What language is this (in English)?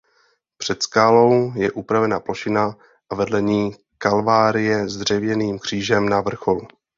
Czech